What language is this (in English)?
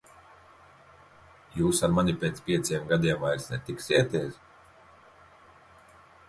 Latvian